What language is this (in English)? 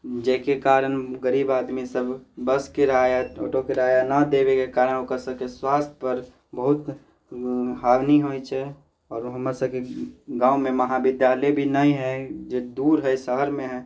Maithili